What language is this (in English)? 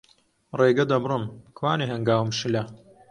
Central Kurdish